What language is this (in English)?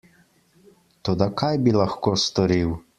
Slovenian